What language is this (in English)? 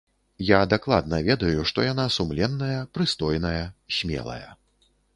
Belarusian